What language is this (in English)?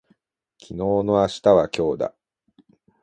Japanese